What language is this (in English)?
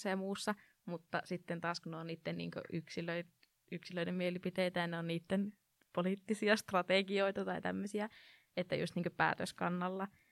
Finnish